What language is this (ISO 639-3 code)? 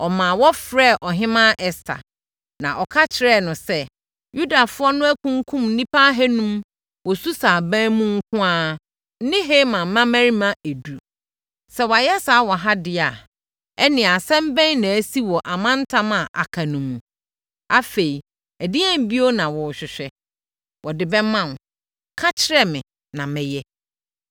aka